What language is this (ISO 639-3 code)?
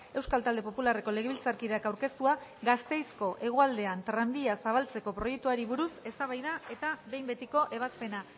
eus